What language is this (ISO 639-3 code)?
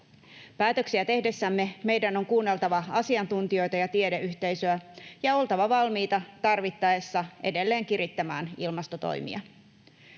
fin